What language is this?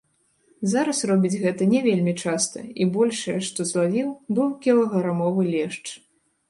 Belarusian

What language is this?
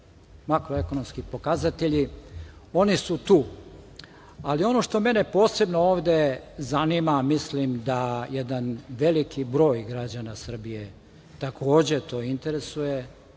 Serbian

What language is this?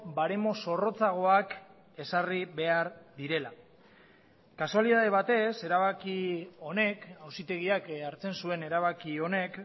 Basque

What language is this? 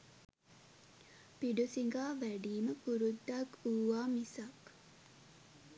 Sinhala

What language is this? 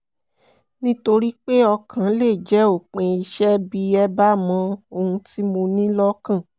Yoruba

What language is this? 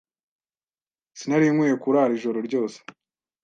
Kinyarwanda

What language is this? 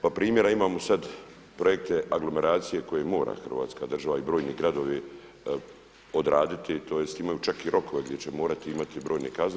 Croatian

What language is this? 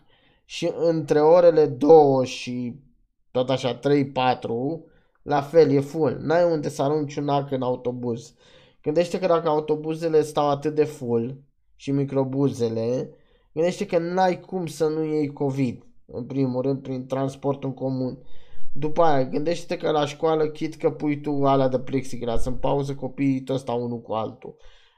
Romanian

